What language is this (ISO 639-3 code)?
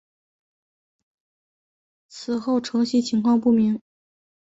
zho